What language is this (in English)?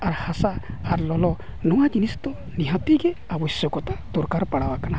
Santali